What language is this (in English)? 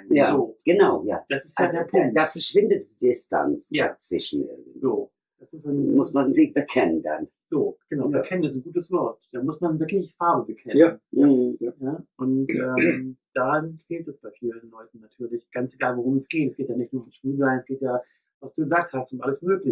German